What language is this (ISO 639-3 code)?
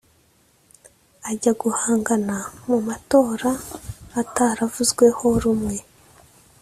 kin